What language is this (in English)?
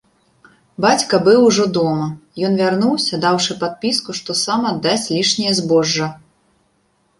Belarusian